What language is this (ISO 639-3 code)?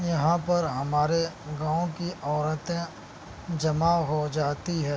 urd